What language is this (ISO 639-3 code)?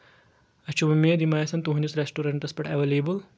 kas